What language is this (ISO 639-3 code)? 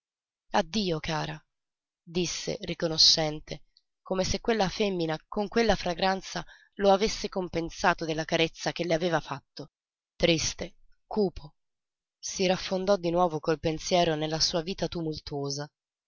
ita